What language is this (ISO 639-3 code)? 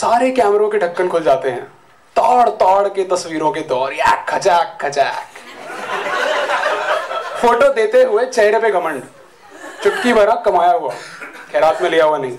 hin